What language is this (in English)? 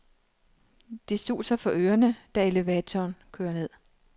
Danish